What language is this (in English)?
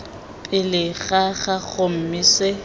Tswana